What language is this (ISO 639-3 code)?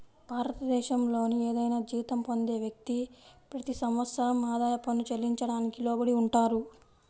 tel